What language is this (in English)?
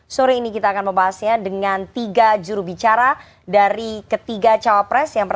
Indonesian